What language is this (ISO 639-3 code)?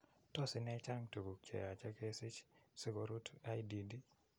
kln